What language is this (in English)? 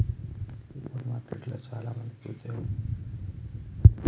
Telugu